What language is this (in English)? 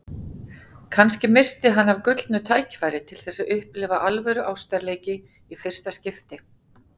Icelandic